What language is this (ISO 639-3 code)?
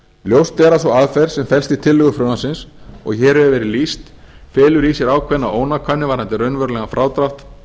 isl